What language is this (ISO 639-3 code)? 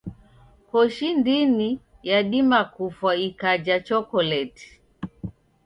dav